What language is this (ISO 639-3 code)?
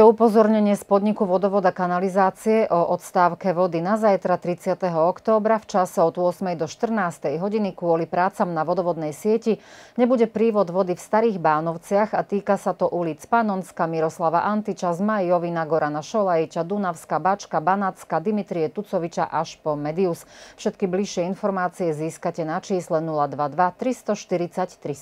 slk